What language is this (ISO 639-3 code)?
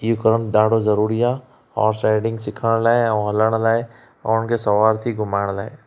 snd